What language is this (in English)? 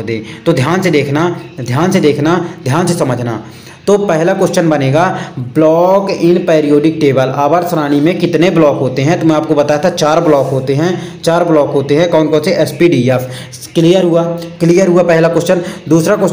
Hindi